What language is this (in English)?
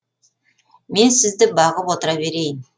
Kazakh